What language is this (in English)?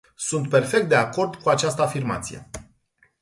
Romanian